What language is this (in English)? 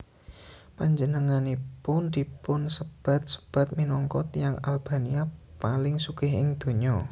Javanese